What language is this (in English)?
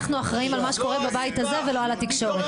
Hebrew